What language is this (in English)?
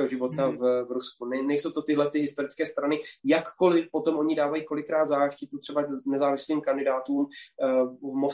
Czech